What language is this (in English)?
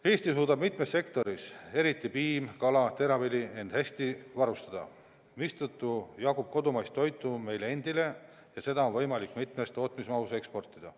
Estonian